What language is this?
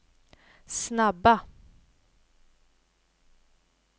Swedish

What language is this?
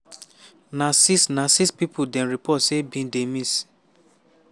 Nigerian Pidgin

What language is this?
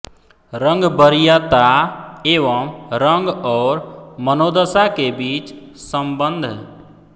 Hindi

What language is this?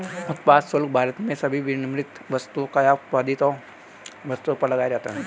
Hindi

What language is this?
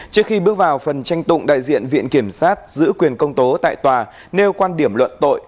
Vietnamese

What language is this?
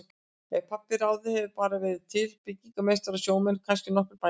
Icelandic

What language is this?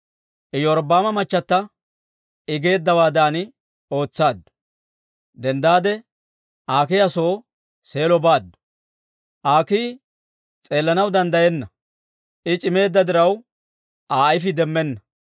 Dawro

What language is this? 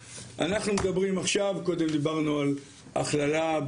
Hebrew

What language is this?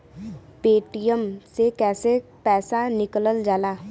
Bhojpuri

